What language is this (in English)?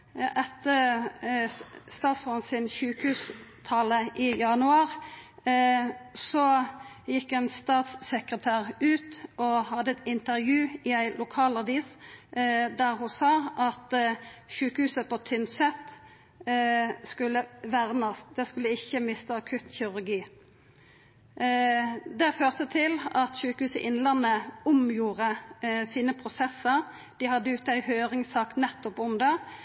Norwegian Nynorsk